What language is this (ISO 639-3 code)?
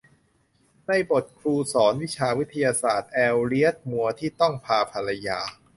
tha